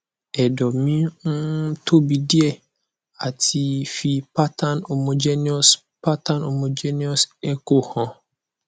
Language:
Yoruba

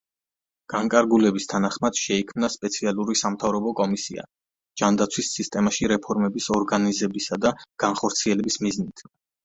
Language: Georgian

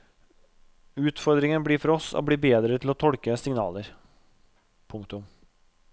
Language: Norwegian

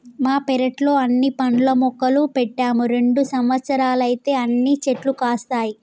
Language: Telugu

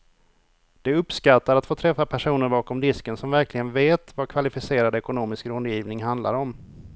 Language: Swedish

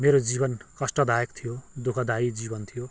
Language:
Nepali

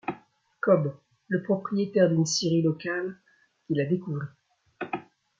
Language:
French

